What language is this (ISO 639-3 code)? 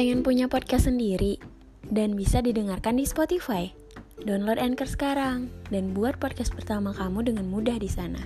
ind